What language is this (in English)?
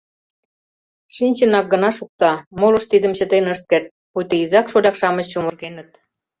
Mari